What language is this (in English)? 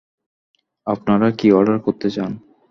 Bangla